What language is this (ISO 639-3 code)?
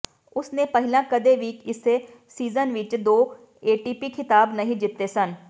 pan